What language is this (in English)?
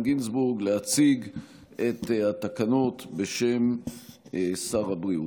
Hebrew